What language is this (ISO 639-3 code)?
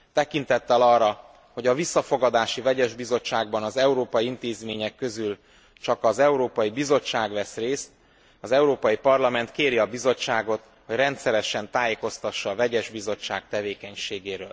hun